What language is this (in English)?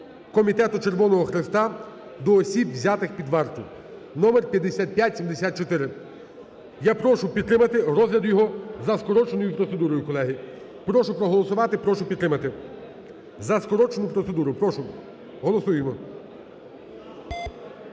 Ukrainian